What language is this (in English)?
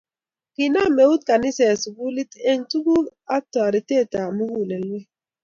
Kalenjin